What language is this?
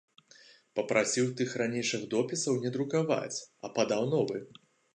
Belarusian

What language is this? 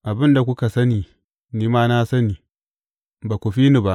Hausa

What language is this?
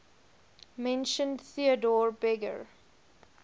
English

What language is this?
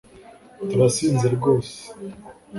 Kinyarwanda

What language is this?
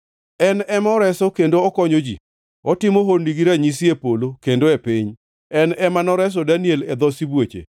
Luo (Kenya and Tanzania)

